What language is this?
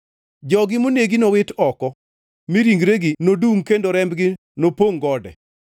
Luo (Kenya and Tanzania)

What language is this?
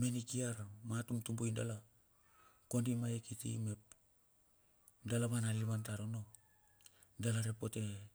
Bilur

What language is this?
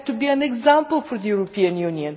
English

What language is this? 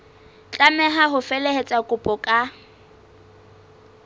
Southern Sotho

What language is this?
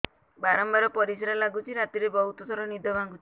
Odia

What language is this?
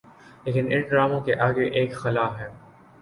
Urdu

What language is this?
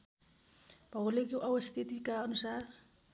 Nepali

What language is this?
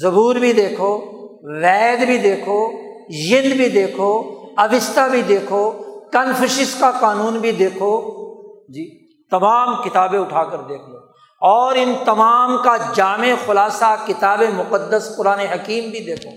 Urdu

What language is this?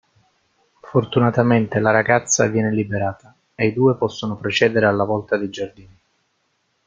Italian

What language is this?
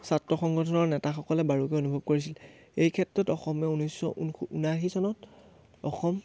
Assamese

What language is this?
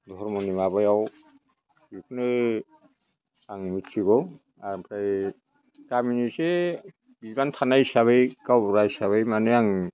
Bodo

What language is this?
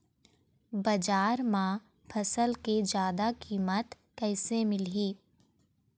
Chhattisgarhi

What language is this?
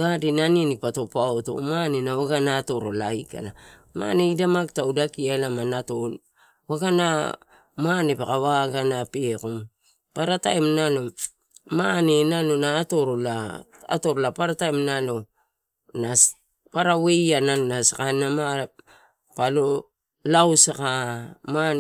Torau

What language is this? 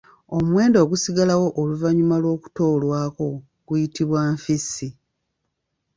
Ganda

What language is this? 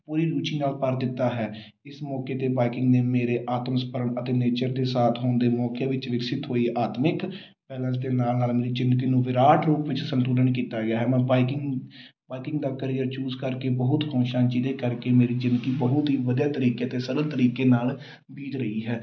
Punjabi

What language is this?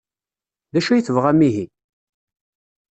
Kabyle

